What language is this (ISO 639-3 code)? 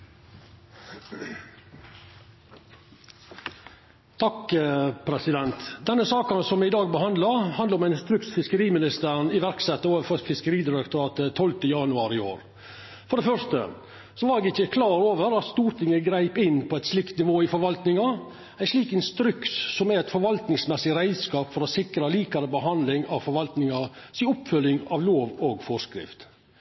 nno